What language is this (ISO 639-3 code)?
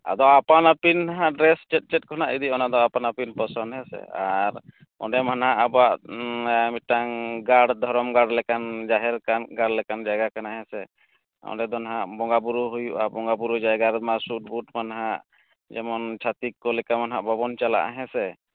sat